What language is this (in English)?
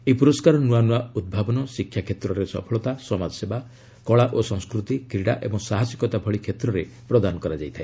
Odia